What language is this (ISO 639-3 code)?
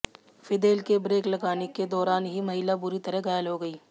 hin